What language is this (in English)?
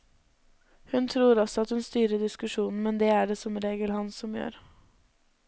Norwegian